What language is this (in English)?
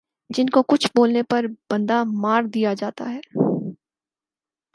Urdu